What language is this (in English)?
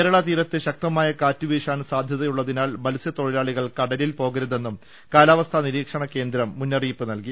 Malayalam